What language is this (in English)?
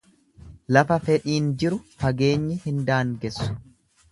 Oromo